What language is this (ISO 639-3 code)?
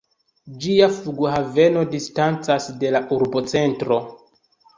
epo